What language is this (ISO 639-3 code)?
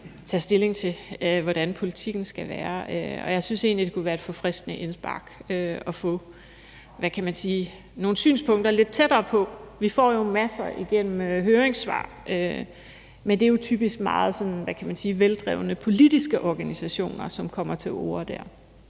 dan